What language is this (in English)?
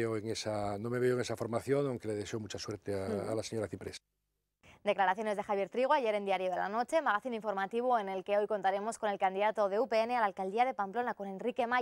Spanish